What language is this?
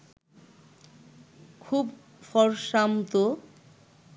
Bangla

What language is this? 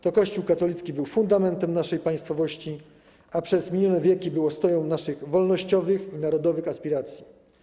Polish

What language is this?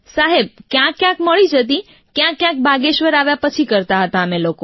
Gujarati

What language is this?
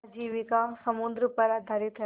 Hindi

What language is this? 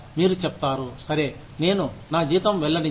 Telugu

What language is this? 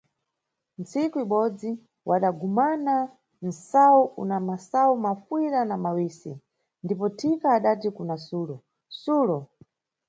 Nyungwe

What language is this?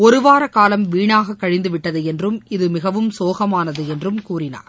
Tamil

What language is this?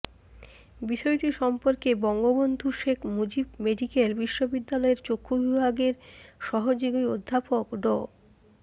Bangla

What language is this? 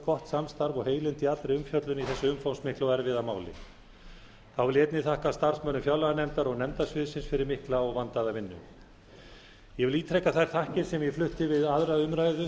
Icelandic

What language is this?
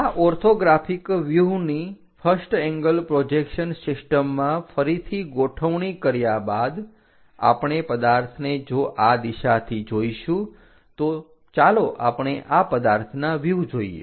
Gujarati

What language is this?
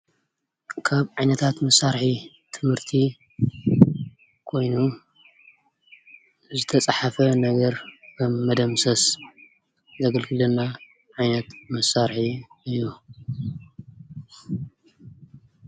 Tigrinya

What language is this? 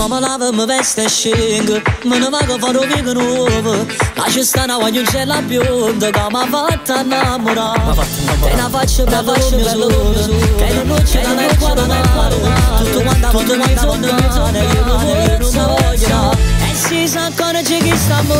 Turkish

